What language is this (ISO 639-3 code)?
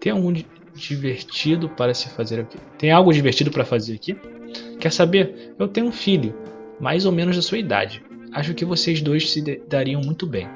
por